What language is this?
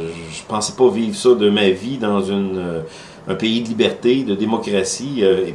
French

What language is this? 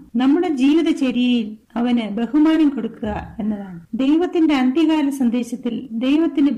Malayalam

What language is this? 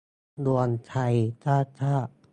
Thai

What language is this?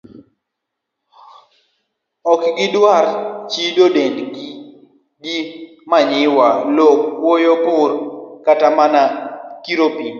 Luo (Kenya and Tanzania)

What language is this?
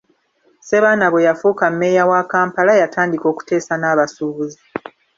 Ganda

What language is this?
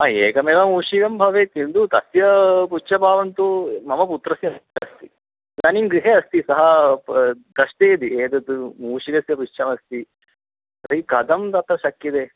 Sanskrit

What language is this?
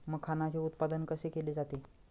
Marathi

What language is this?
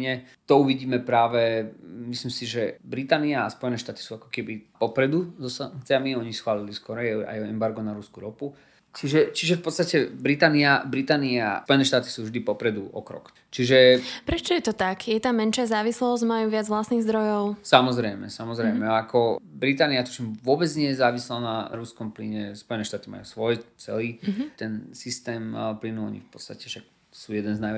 Slovak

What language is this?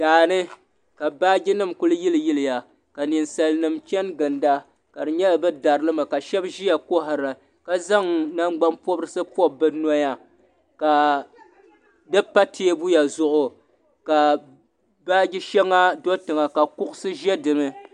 Dagbani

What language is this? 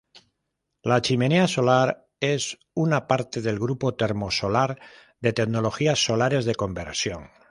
Spanish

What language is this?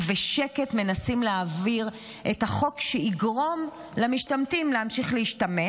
Hebrew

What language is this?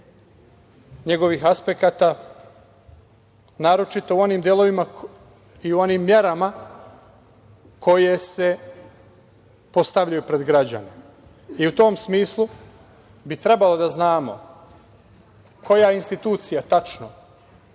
Serbian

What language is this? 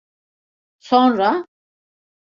Turkish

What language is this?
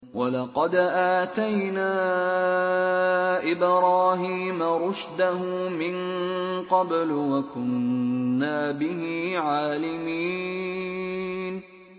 Arabic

